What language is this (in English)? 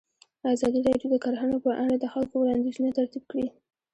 Pashto